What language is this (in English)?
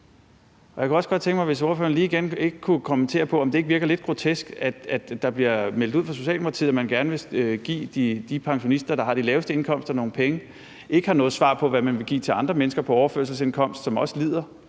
Danish